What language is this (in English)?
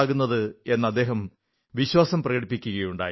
Malayalam